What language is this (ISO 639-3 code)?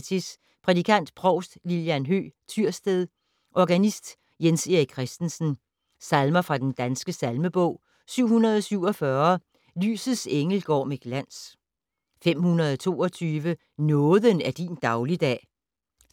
dan